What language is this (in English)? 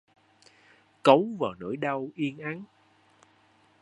Vietnamese